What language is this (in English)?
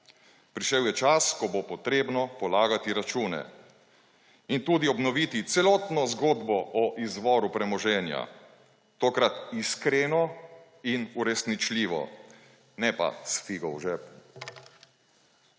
Slovenian